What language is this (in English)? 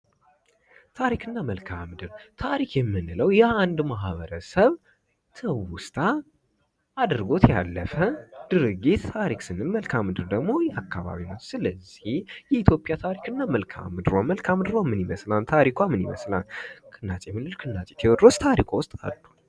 Amharic